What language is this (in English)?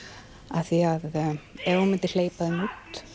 Icelandic